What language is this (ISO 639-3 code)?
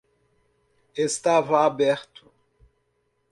por